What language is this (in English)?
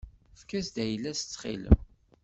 Kabyle